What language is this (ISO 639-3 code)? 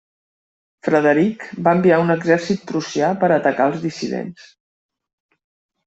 cat